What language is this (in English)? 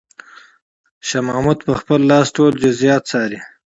Pashto